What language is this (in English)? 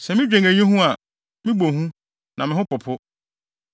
Akan